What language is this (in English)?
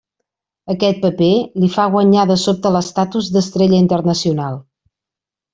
Catalan